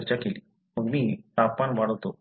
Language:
Marathi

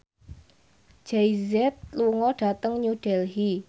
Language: Javanese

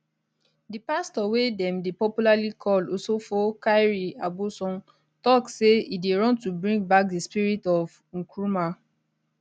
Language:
Nigerian Pidgin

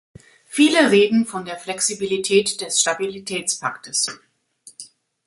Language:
German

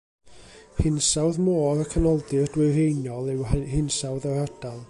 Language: Welsh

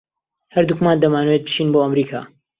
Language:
Central Kurdish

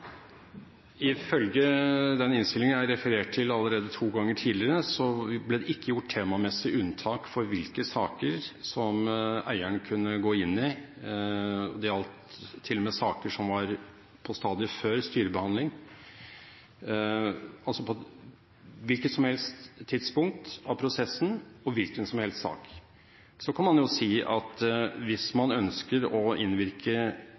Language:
Norwegian Bokmål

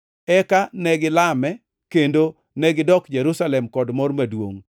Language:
Luo (Kenya and Tanzania)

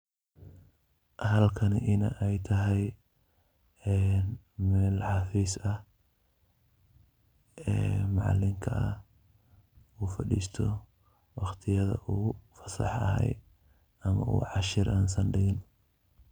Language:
Somali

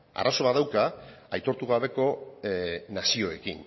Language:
Basque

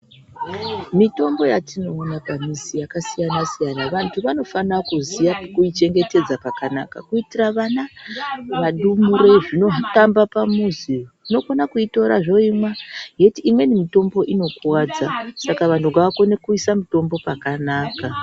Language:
Ndau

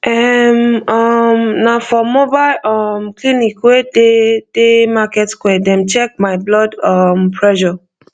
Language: Nigerian Pidgin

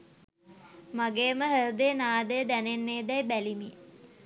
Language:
Sinhala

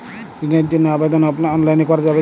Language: Bangla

